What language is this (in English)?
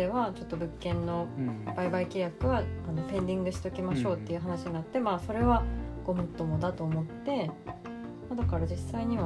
Japanese